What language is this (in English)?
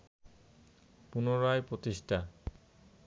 Bangla